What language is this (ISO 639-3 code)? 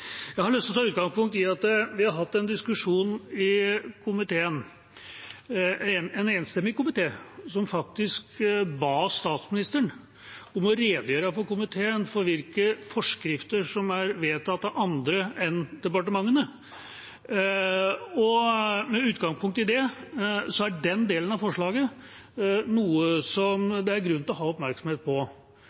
nob